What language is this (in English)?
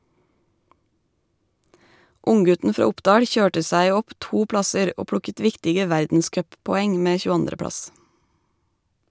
Norwegian